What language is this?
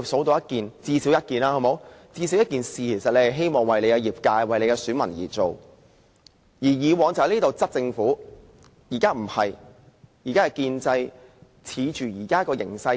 Cantonese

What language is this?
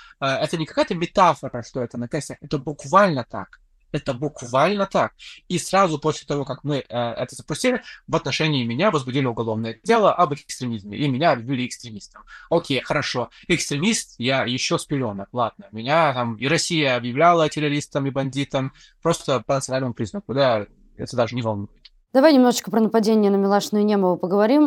Russian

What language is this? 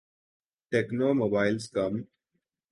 Urdu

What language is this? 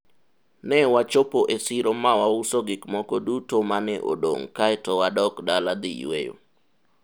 Luo (Kenya and Tanzania)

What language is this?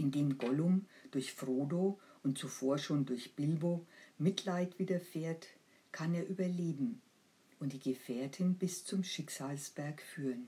German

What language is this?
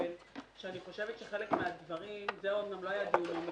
Hebrew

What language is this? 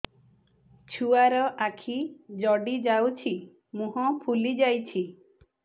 Odia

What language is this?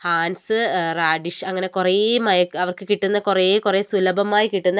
Malayalam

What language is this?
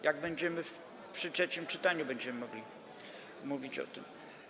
Polish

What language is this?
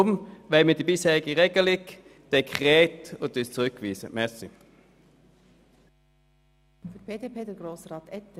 Swiss German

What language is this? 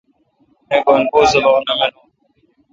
Kalkoti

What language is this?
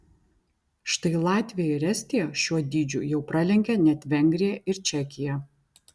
Lithuanian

